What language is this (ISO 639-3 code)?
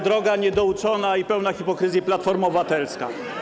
pol